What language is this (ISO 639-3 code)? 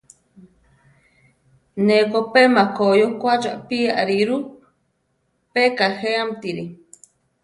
tar